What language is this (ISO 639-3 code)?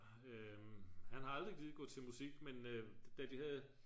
dan